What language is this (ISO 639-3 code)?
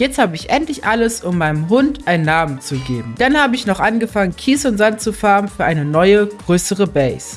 deu